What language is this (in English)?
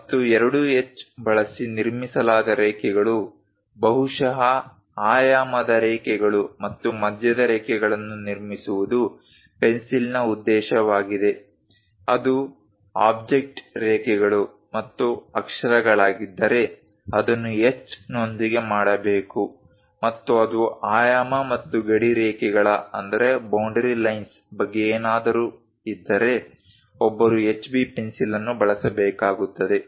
Kannada